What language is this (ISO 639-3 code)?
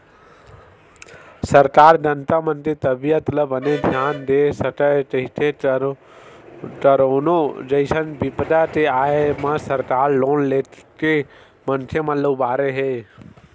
hne